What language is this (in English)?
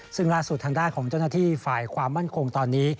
Thai